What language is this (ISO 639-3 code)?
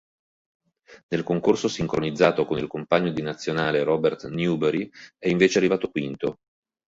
ita